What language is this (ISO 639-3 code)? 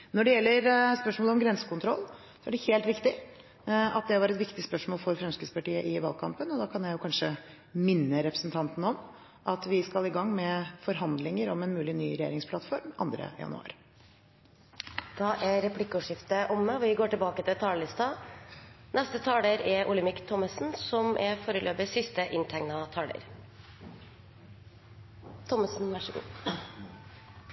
nor